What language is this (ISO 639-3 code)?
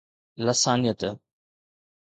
snd